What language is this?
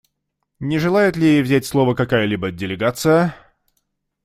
Russian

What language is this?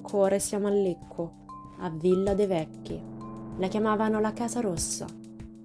Italian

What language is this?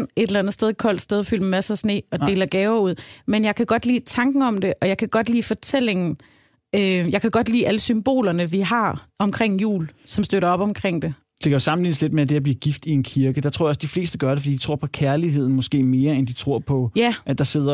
Danish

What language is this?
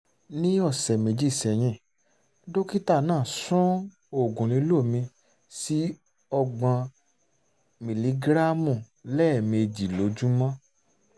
Yoruba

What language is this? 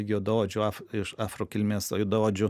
Lithuanian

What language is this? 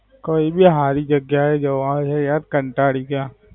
Gujarati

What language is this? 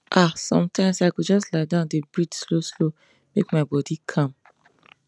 Nigerian Pidgin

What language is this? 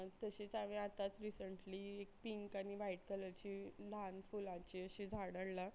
Konkani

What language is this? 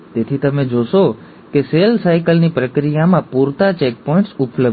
Gujarati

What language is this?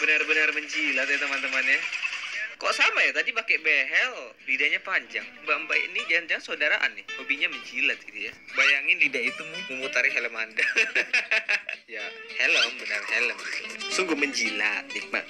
Indonesian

